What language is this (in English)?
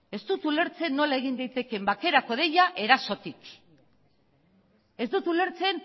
Basque